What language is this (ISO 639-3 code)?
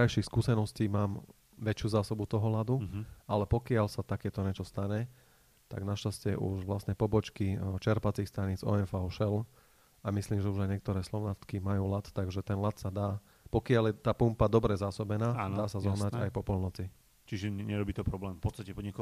slk